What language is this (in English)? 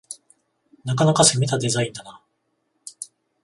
Japanese